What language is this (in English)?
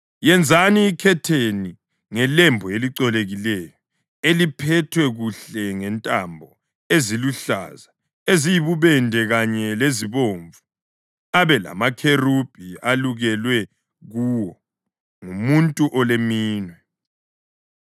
North Ndebele